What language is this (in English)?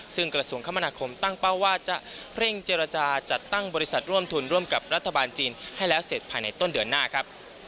Thai